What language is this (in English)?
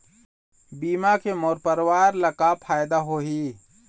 Chhattisgarhi